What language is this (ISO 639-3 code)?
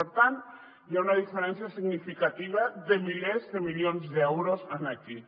cat